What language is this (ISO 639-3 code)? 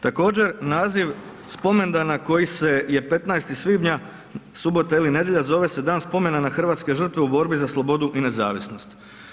hrv